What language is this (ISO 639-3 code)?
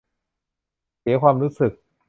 tha